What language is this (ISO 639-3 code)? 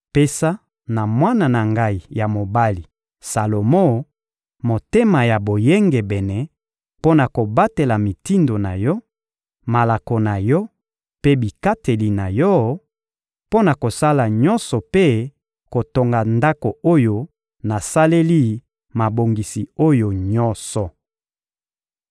lin